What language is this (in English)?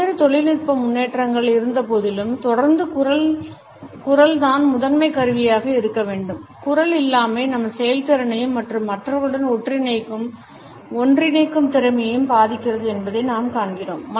Tamil